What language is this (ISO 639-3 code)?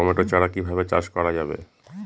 ben